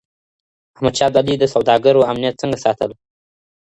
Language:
Pashto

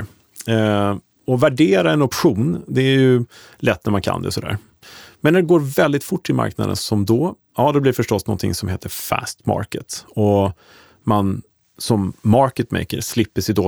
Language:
Swedish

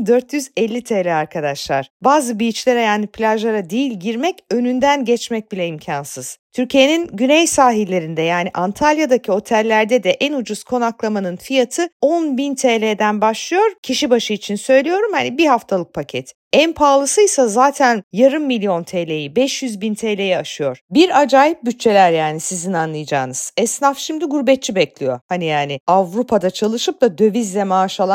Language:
Turkish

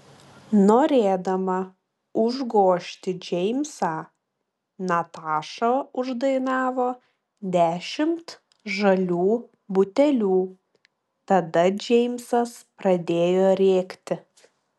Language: Lithuanian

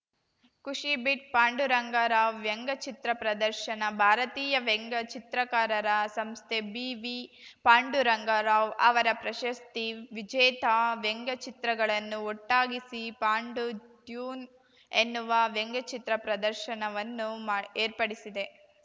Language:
Kannada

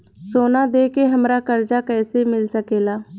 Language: Bhojpuri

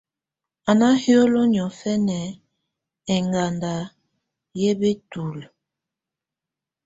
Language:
Tunen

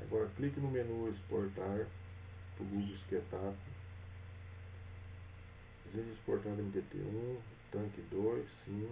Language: Portuguese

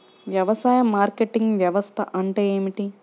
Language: Telugu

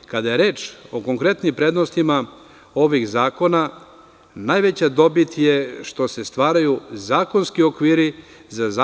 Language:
Serbian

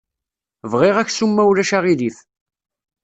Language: Kabyle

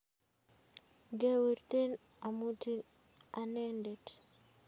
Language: Kalenjin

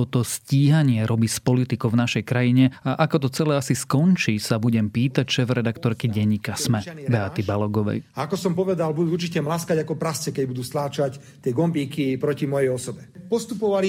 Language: Slovak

